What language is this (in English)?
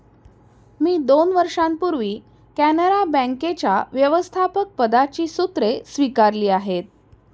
Marathi